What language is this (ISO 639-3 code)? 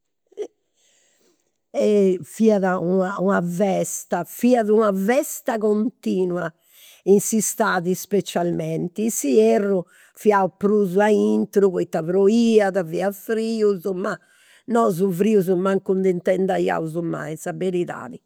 sro